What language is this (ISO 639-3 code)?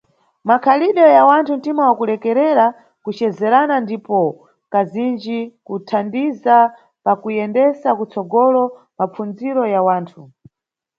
nyu